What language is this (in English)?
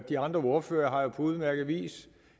Danish